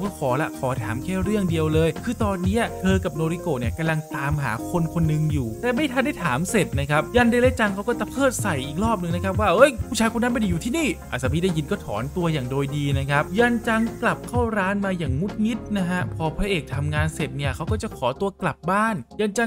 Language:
Thai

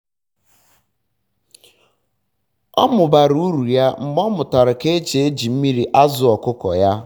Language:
Igbo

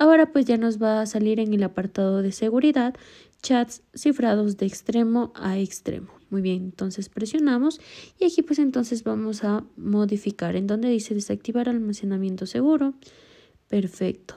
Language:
Spanish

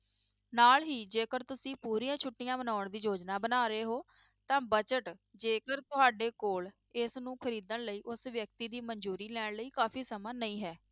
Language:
Punjabi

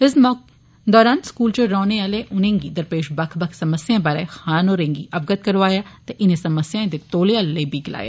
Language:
Dogri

